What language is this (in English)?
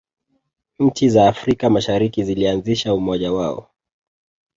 Swahili